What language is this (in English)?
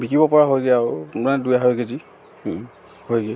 Assamese